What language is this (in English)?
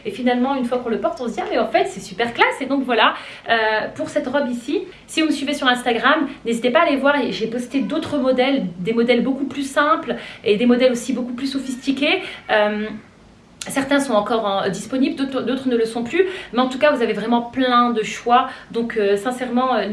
French